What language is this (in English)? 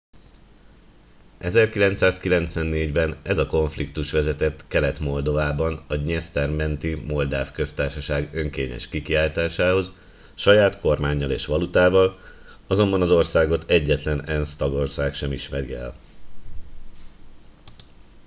Hungarian